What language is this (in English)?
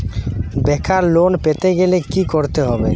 Bangla